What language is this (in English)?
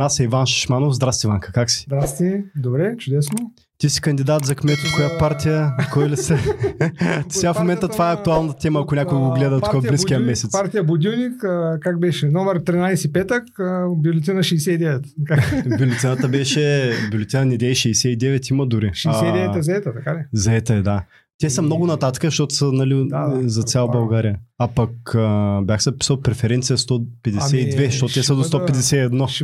Bulgarian